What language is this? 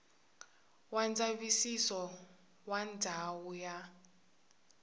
Tsonga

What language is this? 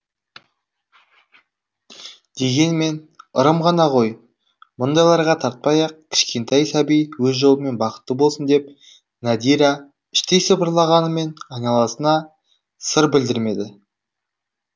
Kazakh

